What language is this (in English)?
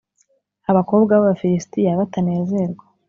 Kinyarwanda